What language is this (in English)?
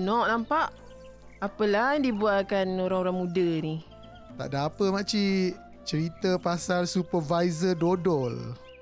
Malay